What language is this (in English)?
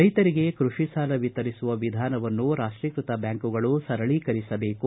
Kannada